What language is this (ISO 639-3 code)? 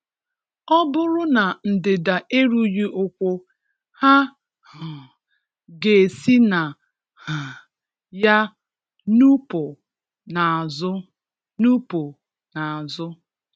ibo